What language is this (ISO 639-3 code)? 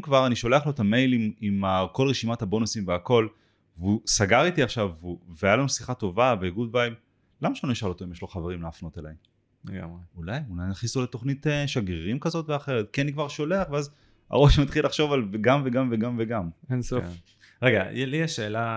heb